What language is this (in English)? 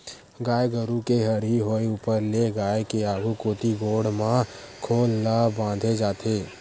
Chhattisgarhi